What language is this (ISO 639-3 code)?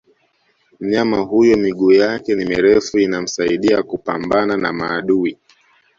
swa